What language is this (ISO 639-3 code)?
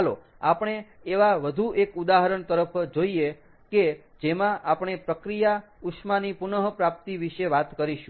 guj